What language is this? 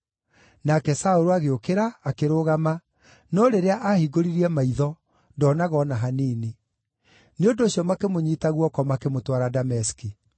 Kikuyu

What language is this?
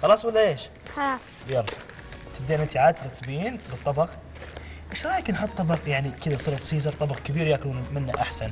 Arabic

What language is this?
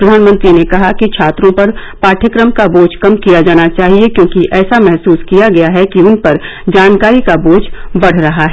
Hindi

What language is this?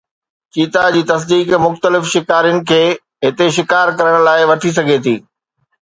Sindhi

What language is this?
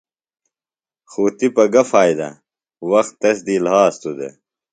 Phalura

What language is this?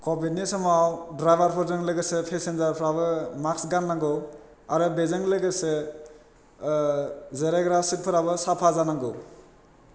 Bodo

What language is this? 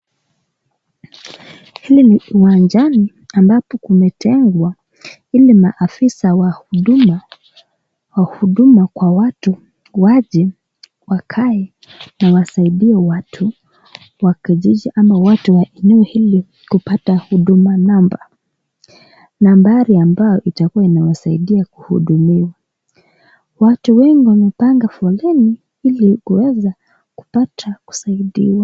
Swahili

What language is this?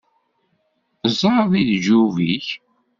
Kabyle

